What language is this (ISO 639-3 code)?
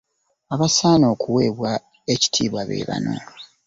lug